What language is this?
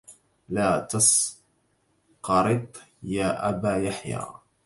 Arabic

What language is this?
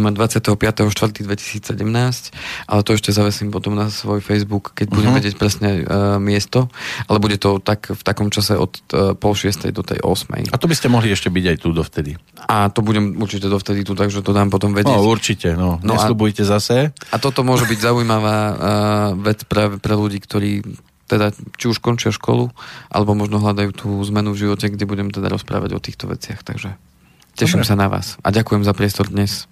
Slovak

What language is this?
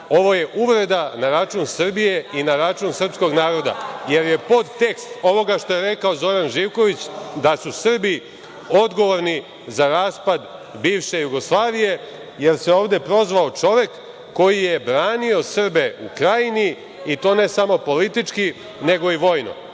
Serbian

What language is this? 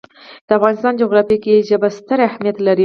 Pashto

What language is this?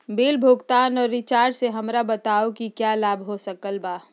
Magahi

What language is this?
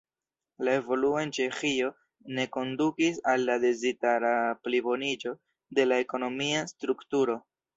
Esperanto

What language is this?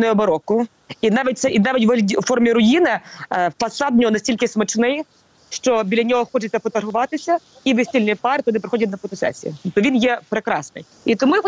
Ukrainian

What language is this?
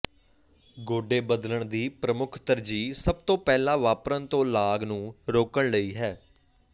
Punjabi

